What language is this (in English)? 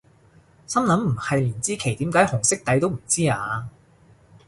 Cantonese